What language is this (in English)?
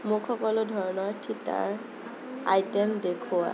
Assamese